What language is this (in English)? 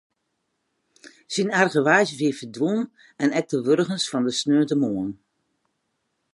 Western Frisian